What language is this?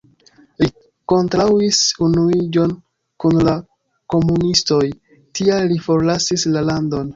Esperanto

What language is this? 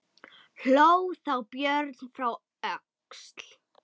Icelandic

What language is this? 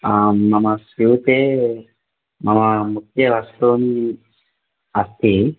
Sanskrit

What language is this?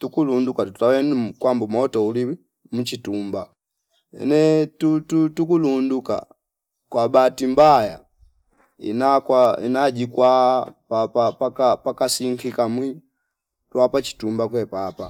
Fipa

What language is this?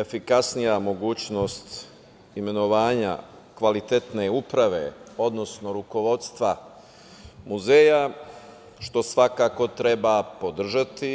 Serbian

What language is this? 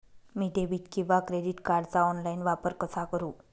Marathi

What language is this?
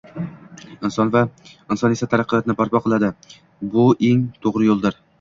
Uzbek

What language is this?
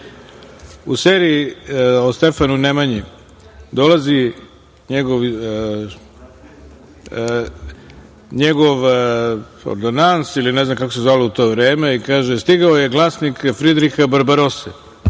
Serbian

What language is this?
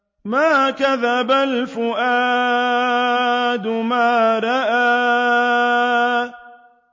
Arabic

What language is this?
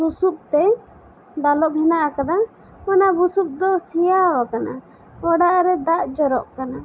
Santali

